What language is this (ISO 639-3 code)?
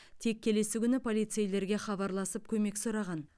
kaz